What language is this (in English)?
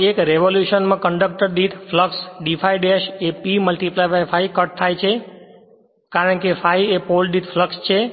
Gujarati